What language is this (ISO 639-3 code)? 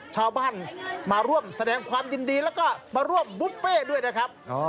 tha